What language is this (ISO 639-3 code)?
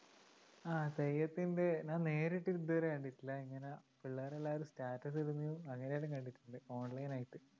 mal